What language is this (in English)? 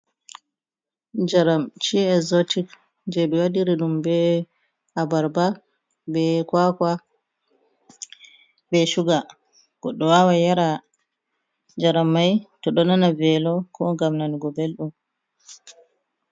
Fula